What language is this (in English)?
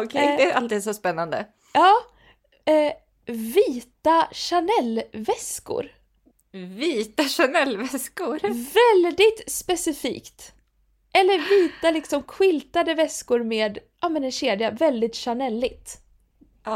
Swedish